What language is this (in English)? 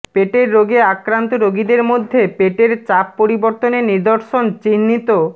Bangla